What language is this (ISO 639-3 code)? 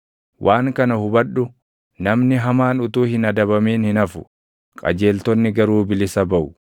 orm